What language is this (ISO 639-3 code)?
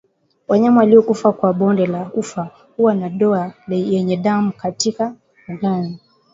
swa